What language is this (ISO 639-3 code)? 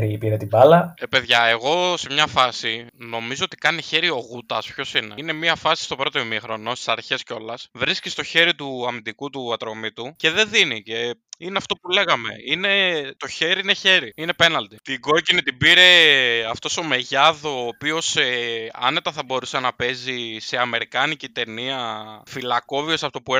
ell